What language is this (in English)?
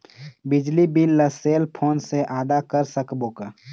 Chhattisgarhi